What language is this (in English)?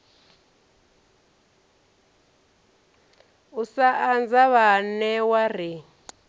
Venda